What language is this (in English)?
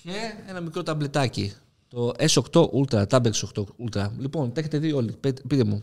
Greek